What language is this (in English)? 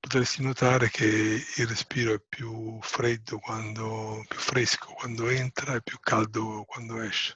Italian